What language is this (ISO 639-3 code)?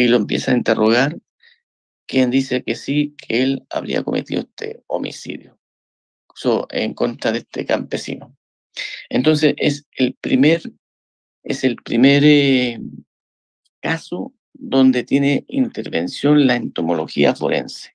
spa